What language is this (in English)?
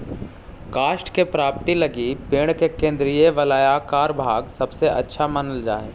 Magahi